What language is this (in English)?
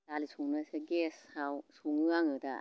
Bodo